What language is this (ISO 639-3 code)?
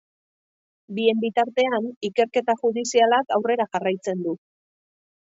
eus